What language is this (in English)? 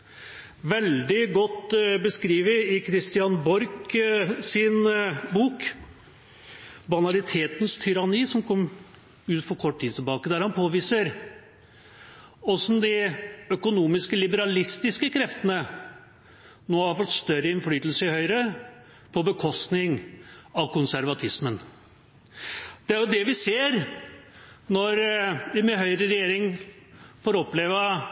Norwegian Bokmål